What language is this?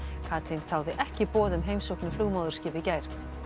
Icelandic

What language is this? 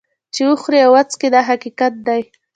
Pashto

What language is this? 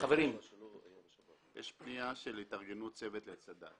Hebrew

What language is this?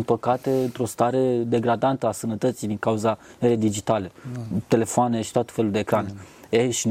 Romanian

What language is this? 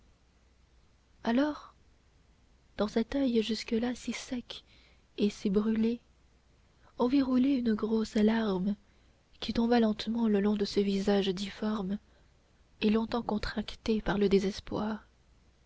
French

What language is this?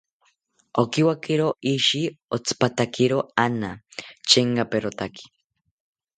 South Ucayali Ashéninka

